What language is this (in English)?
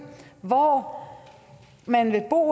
Danish